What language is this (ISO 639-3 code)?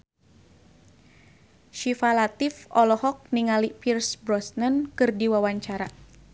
sun